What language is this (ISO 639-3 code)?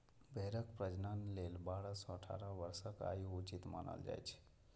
mai